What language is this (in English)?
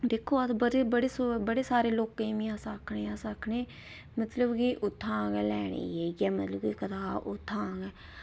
Dogri